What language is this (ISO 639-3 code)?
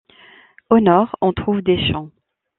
fra